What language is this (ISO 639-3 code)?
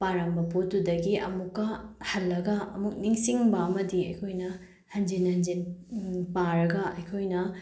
mni